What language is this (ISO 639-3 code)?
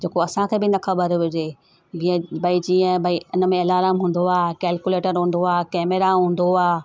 snd